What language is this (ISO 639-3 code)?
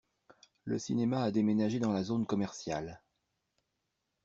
fra